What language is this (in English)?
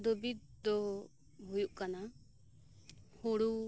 Santali